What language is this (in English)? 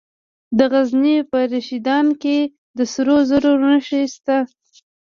Pashto